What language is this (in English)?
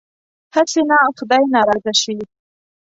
Pashto